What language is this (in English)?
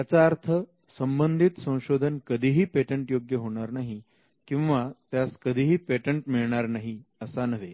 Marathi